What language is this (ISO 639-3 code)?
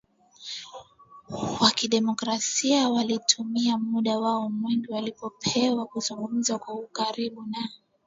swa